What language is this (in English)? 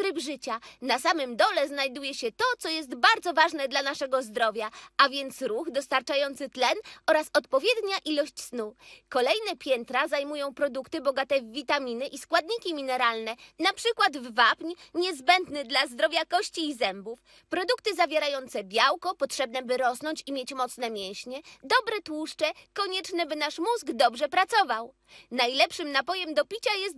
Polish